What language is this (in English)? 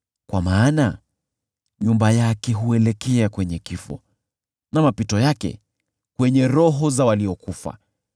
Swahili